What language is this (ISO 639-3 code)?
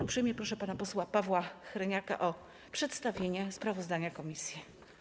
pol